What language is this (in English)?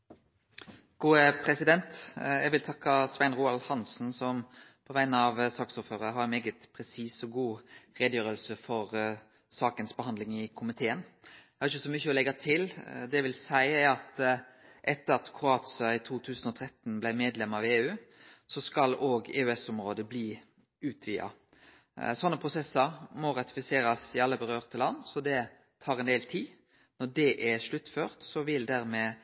Norwegian Nynorsk